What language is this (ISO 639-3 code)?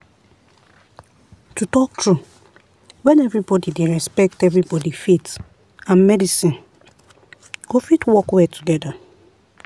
pcm